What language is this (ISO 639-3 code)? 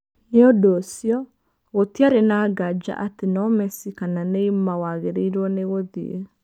kik